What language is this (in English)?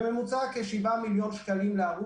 Hebrew